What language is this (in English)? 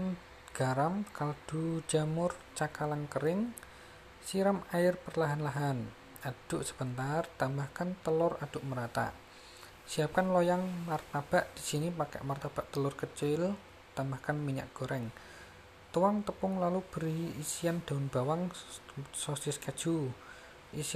Indonesian